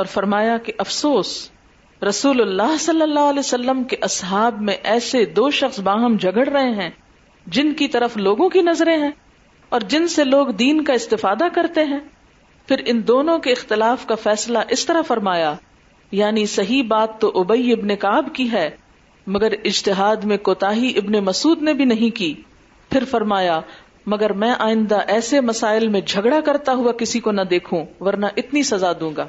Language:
Urdu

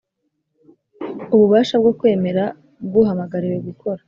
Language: Kinyarwanda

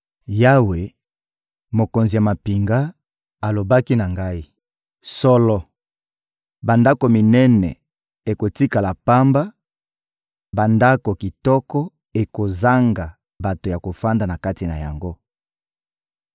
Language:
Lingala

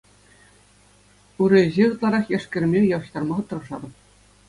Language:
Chuvash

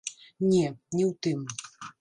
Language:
Belarusian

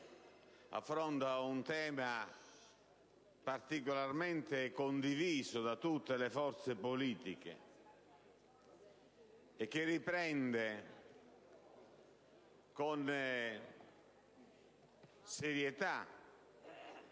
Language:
Italian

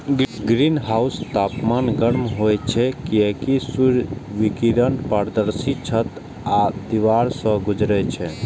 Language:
Maithili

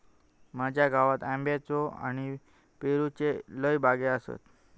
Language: Marathi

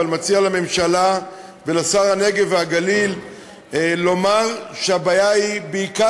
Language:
Hebrew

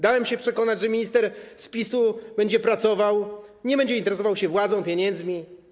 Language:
Polish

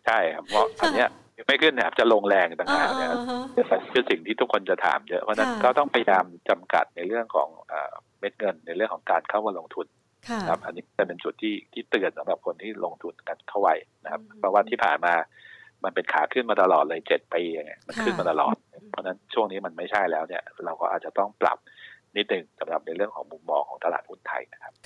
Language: Thai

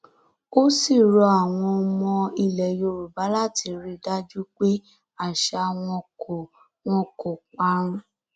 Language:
Yoruba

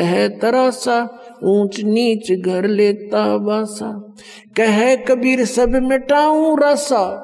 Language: Hindi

